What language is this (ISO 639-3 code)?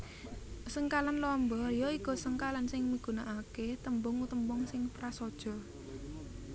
jav